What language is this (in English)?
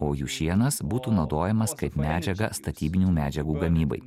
Lithuanian